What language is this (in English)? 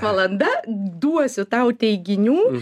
Lithuanian